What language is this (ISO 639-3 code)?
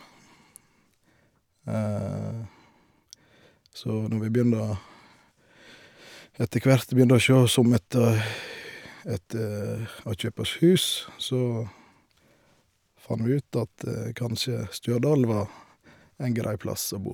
nor